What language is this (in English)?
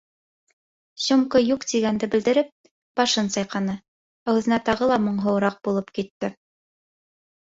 Bashkir